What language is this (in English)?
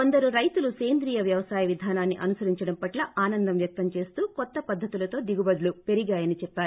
Telugu